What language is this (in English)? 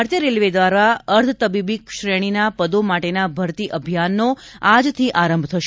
Gujarati